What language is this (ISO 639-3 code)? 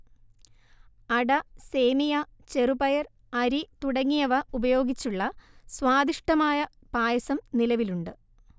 mal